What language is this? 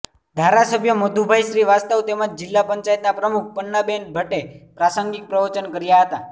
Gujarati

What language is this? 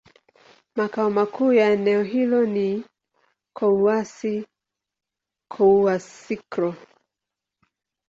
Swahili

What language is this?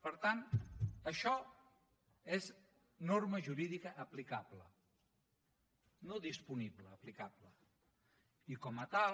Catalan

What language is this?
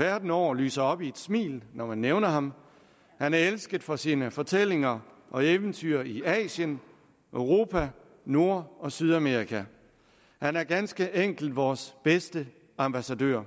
Danish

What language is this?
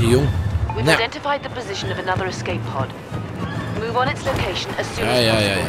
Dutch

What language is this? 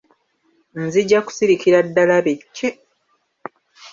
Ganda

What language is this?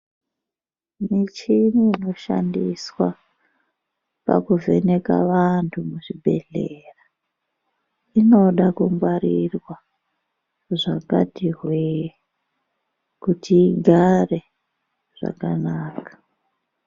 Ndau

